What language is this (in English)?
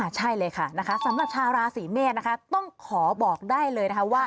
Thai